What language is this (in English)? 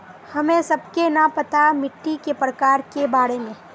Magahi